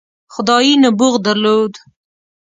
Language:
Pashto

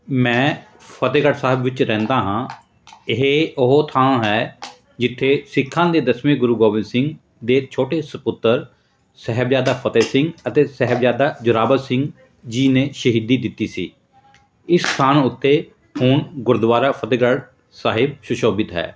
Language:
Punjabi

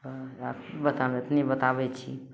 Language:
Maithili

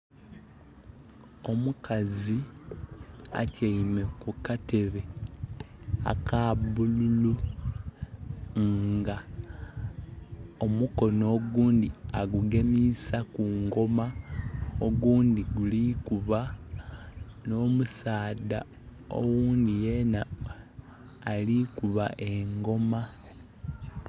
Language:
Soga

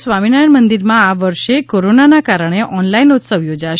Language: Gujarati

